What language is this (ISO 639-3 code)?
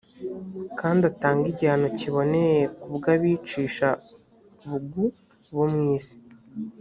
kin